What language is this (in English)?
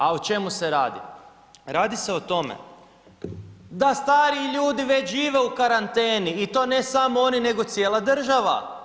Croatian